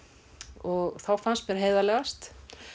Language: Icelandic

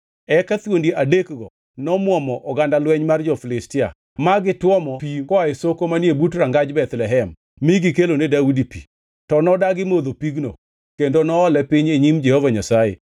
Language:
Luo (Kenya and Tanzania)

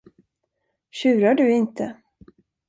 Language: Swedish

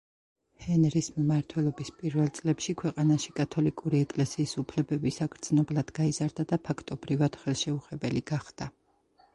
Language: Georgian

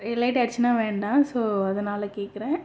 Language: Tamil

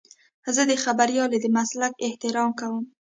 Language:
Pashto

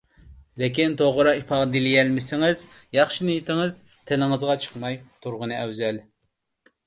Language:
Uyghur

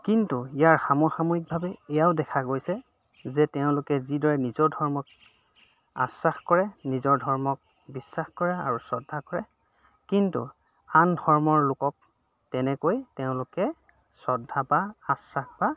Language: Assamese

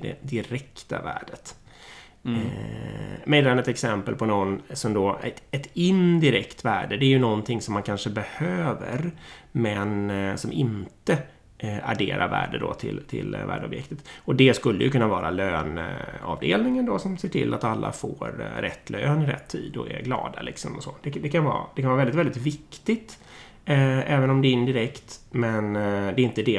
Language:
Swedish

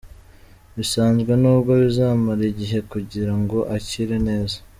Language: Kinyarwanda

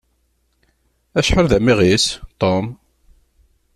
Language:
Kabyle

